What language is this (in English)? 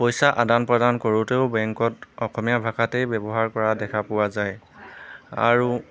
Assamese